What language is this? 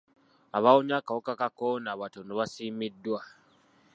Ganda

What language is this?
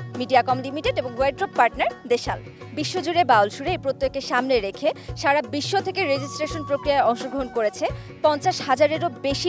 Thai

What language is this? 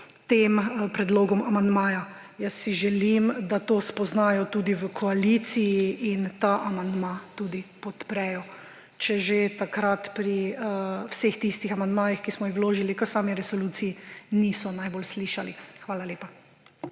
Slovenian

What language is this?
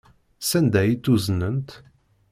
Kabyle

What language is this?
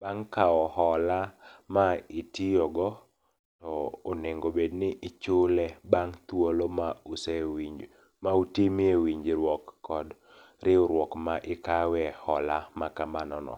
Luo (Kenya and Tanzania)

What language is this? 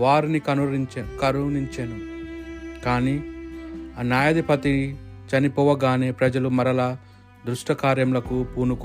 Telugu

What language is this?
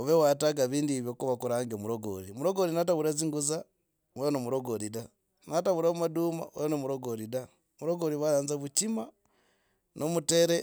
Logooli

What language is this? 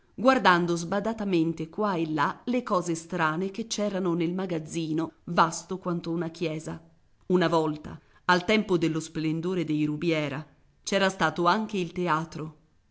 Italian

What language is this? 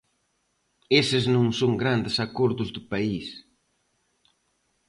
Galician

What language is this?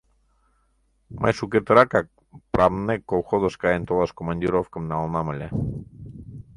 Mari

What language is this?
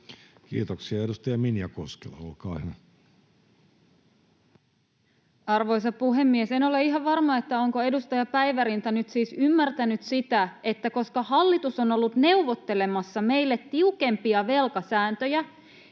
Finnish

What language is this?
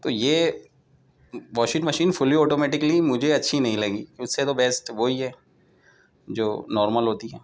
Urdu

